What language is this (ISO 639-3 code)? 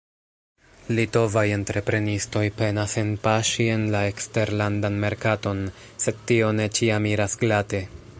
epo